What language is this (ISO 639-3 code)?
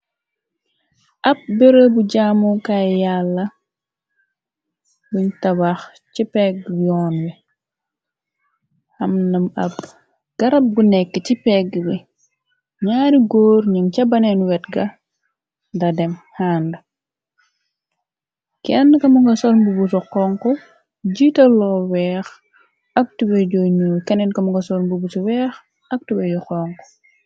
wol